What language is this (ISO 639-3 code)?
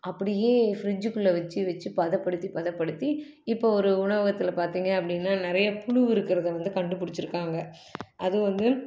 tam